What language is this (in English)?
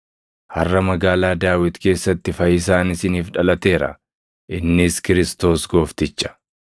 Oromo